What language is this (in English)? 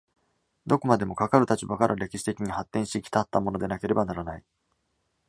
Japanese